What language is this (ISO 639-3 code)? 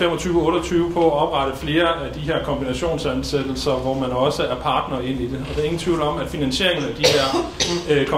dan